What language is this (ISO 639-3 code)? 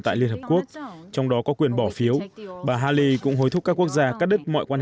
vie